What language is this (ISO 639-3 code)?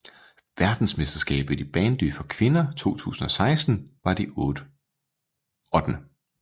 dan